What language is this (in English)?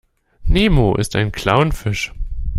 German